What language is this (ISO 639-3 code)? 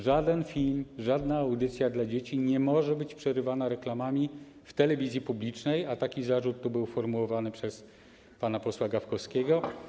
pol